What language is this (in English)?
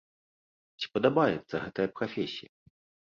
Belarusian